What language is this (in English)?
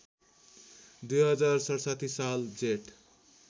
Nepali